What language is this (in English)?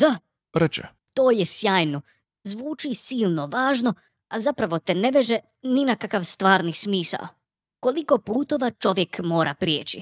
Croatian